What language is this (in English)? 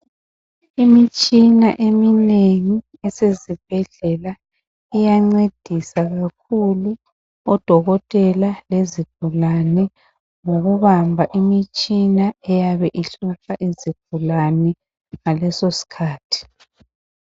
North Ndebele